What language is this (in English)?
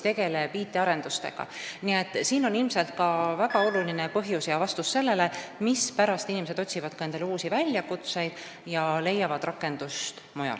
Estonian